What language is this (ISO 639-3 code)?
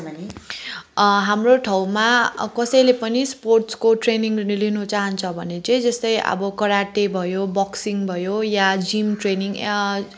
nep